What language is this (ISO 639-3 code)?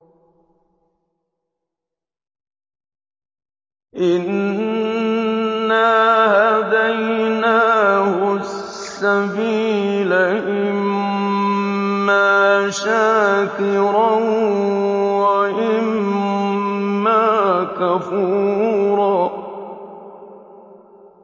ara